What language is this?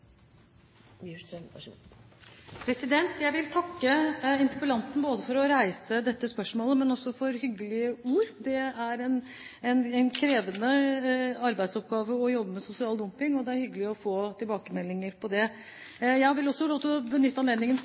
Norwegian Bokmål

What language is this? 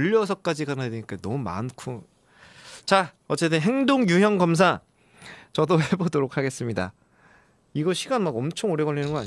Korean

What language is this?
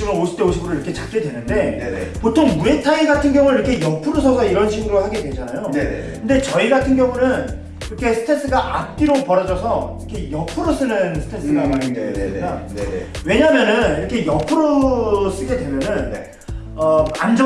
Korean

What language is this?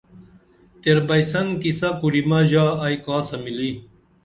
Dameli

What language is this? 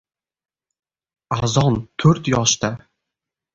Uzbek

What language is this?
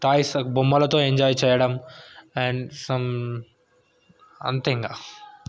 Telugu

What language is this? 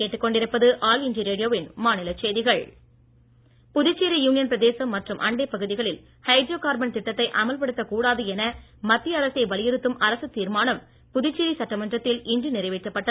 Tamil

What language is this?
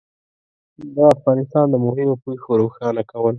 Pashto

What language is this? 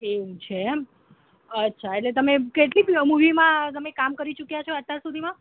Gujarati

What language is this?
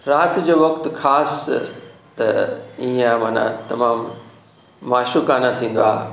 Sindhi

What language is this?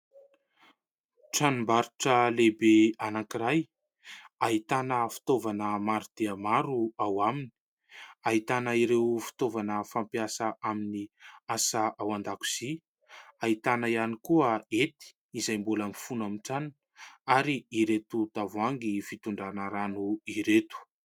Malagasy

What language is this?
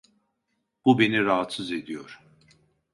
Turkish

